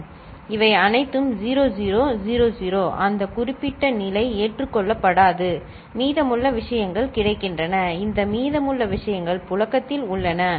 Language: Tamil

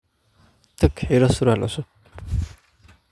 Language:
Somali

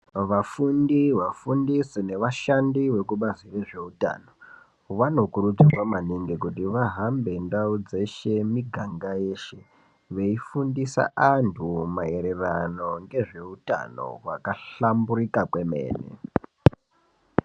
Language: Ndau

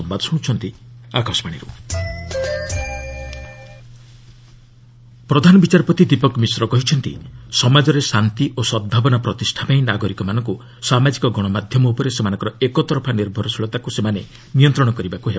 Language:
Odia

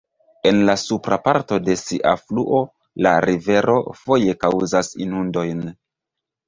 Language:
Esperanto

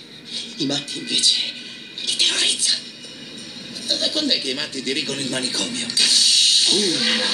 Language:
Italian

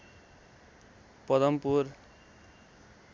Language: Nepali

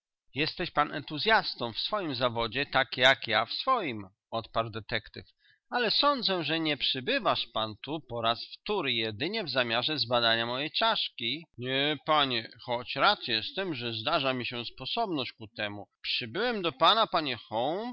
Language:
Polish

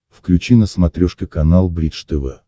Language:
Russian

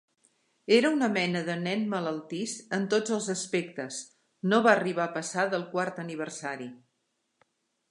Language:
Catalan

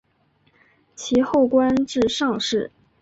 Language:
Chinese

